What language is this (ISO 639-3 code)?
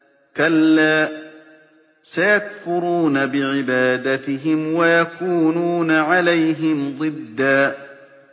ara